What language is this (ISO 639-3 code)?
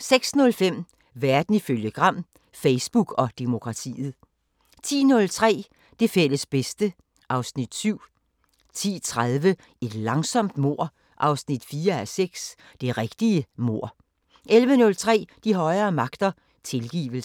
dan